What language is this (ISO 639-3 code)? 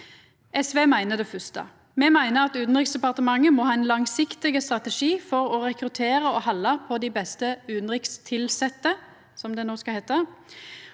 nor